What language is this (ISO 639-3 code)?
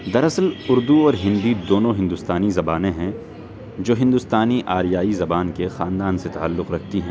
urd